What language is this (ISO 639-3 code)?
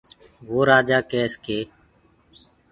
ggg